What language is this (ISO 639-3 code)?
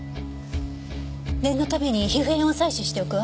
jpn